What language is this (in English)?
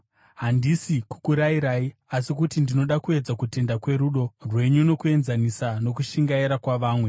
Shona